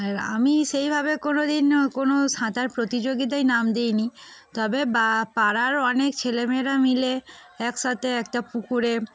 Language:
Bangla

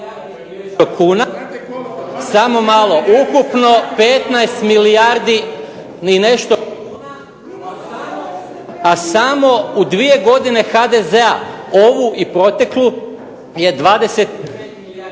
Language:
Croatian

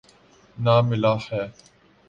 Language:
Urdu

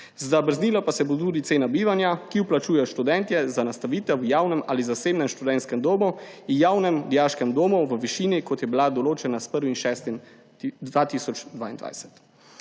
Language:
Slovenian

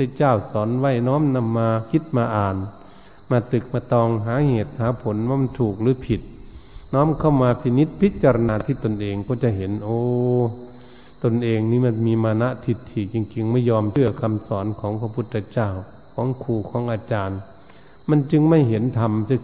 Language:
Thai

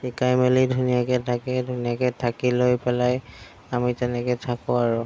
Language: Assamese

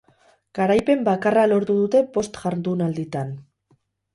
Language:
Basque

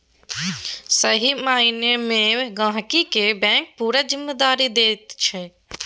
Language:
Maithili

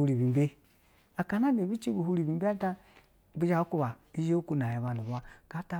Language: Basa (Nigeria)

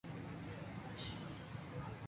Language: Urdu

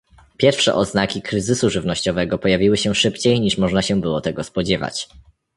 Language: Polish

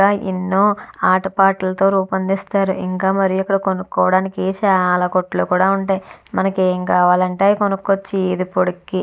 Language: Telugu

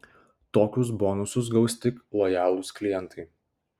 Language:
Lithuanian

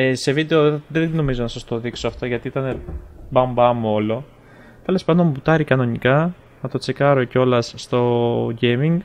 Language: Greek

